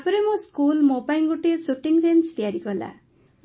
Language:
Odia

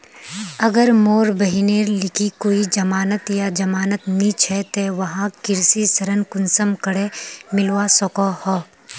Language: Magahi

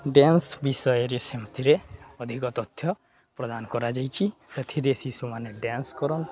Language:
Odia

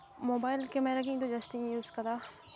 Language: Santali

